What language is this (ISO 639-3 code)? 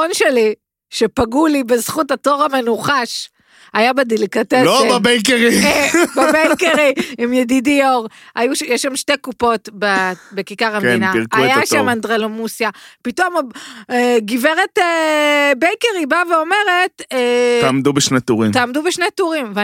heb